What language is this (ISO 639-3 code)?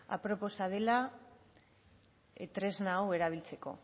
eus